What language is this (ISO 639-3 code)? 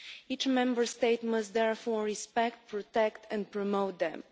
eng